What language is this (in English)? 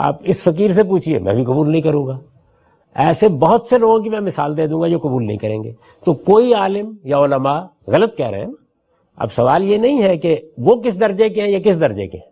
Urdu